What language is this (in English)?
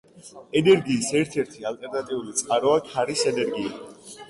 Georgian